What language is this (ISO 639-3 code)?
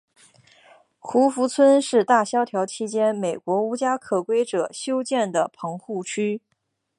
zho